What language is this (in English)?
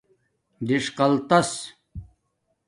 Domaaki